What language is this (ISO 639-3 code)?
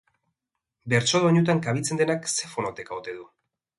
eus